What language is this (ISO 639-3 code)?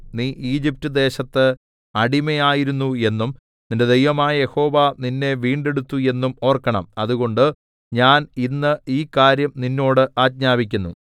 mal